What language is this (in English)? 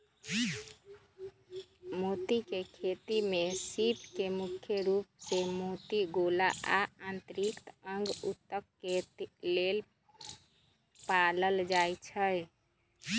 Magahi